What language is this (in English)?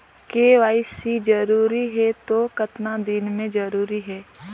Chhattisgarhi